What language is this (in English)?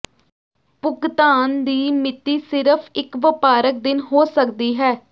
Punjabi